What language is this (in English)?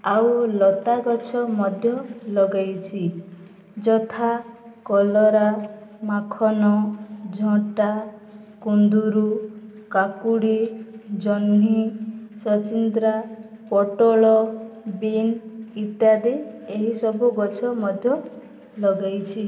Odia